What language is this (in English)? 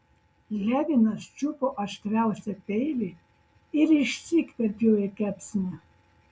Lithuanian